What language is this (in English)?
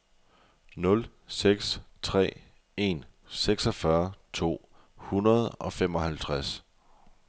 Danish